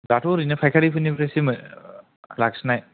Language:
Bodo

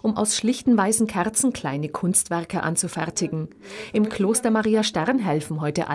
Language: German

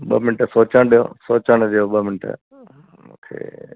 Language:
Sindhi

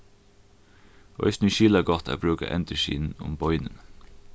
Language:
Faroese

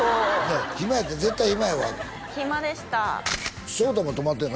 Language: Japanese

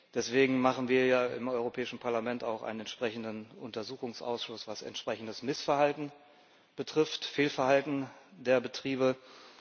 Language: German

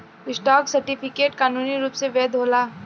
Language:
Bhojpuri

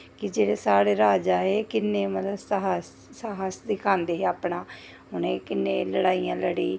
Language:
Dogri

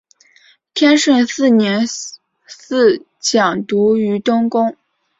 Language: Chinese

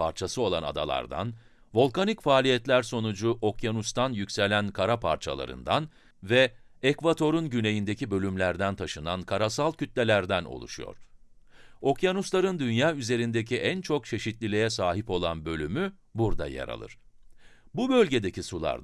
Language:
Turkish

